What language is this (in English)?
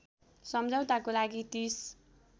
Nepali